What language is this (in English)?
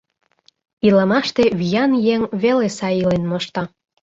Mari